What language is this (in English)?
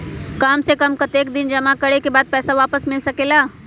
Magahi